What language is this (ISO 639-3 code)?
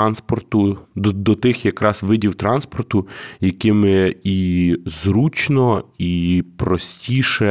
ukr